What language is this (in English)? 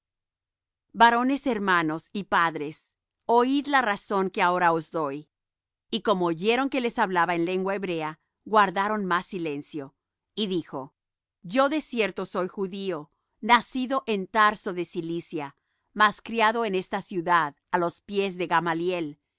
Spanish